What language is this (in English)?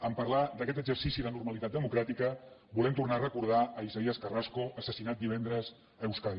Catalan